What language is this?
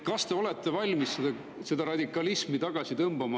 Estonian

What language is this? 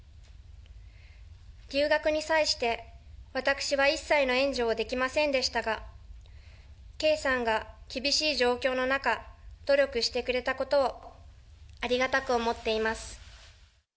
Japanese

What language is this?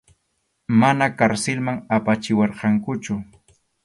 Arequipa-La Unión Quechua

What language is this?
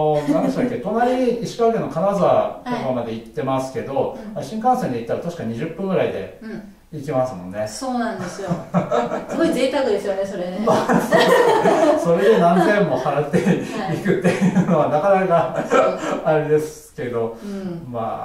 Japanese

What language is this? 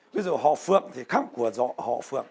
Vietnamese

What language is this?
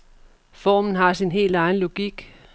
Danish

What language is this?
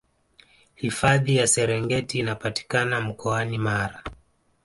Swahili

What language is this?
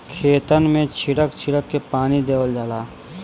Bhojpuri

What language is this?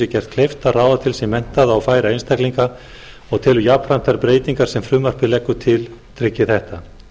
Icelandic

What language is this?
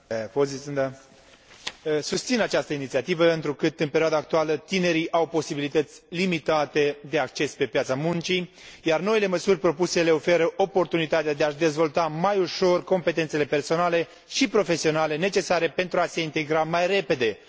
Romanian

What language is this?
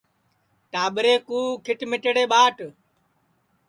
Sansi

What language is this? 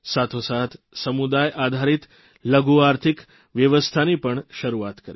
Gujarati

